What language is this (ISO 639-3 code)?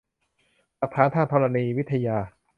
tha